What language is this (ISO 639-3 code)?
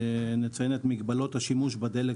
heb